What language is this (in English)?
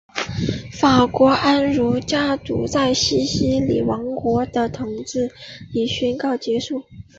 Chinese